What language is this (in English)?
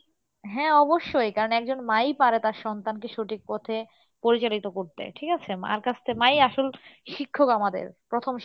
Bangla